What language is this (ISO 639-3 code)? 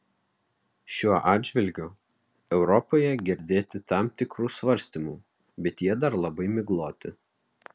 lit